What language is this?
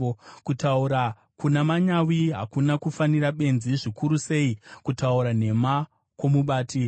Shona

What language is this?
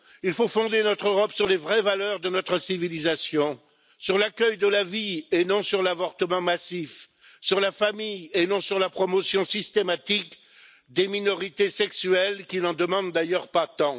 French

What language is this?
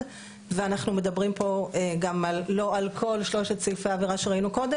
Hebrew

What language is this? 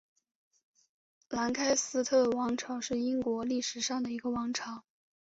Chinese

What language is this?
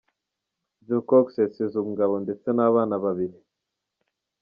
Kinyarwanda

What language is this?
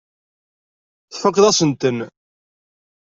Kabyle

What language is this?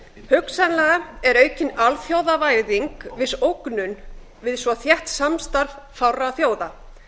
Icelandic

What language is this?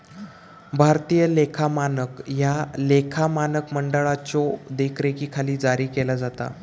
Marathi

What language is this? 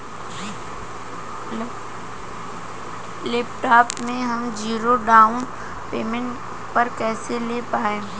Bhojpuri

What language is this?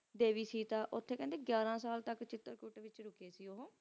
Punjabi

